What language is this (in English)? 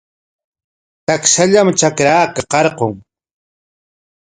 Corongo Ancash Quechua